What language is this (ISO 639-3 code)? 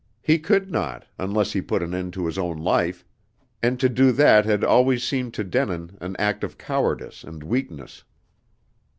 eng